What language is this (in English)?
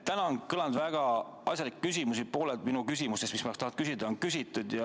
Estonian